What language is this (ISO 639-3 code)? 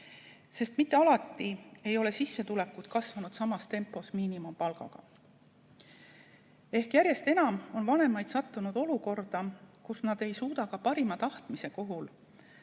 est